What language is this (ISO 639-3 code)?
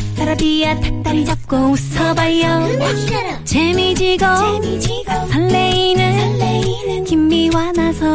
kor